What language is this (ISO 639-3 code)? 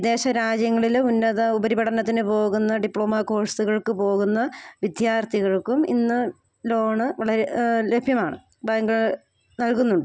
mal